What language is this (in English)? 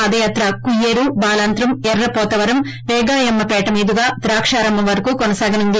Telugu